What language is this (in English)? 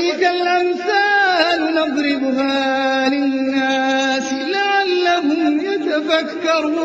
Arabic